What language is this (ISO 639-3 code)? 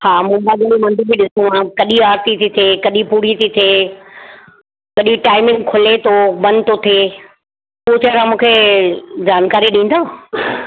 snd